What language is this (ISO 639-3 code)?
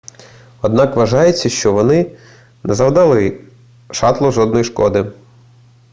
ukr